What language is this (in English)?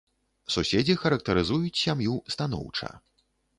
Belarusian